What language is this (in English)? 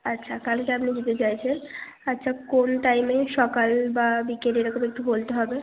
Bangla